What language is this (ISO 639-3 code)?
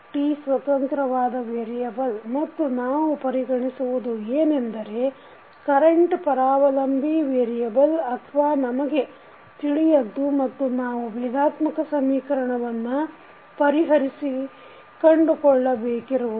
kan